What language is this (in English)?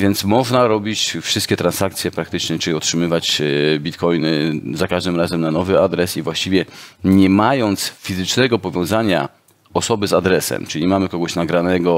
Polish